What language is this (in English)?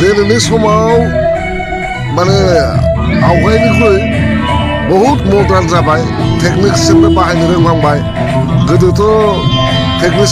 Dutch